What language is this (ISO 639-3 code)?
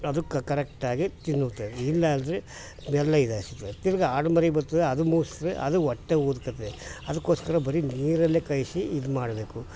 kan